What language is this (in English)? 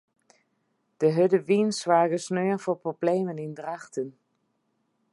Western Frisian